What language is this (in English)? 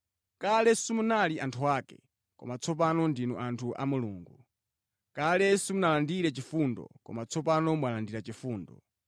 Nyanja